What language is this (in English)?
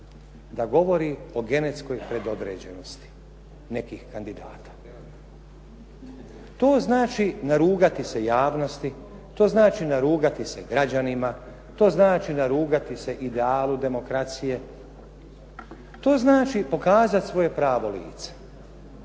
Croatian